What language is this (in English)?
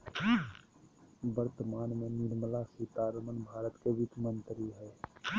Magahi